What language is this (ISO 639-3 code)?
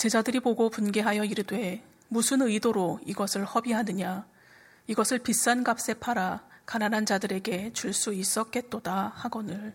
kor